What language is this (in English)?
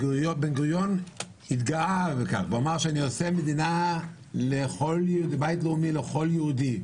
Hebrew